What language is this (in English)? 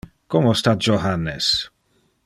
Interlingua